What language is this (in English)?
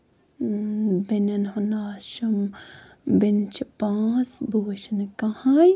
Kashmiri